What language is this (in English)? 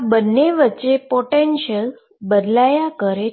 Gujarati